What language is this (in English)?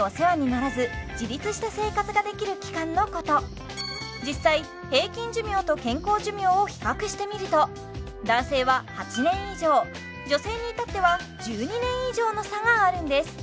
Japanese